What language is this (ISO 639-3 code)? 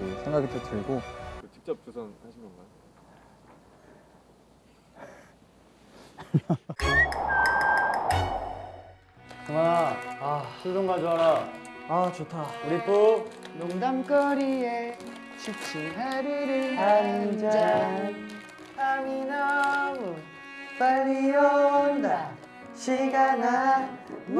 kor